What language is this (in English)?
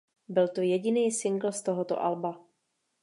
Czech